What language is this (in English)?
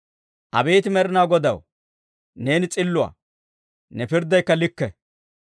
Dawro